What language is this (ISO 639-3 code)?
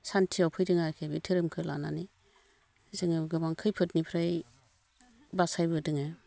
brx